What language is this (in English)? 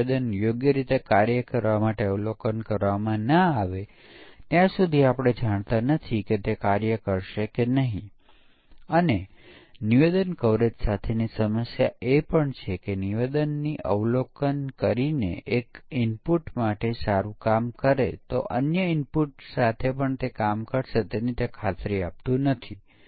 Gujarati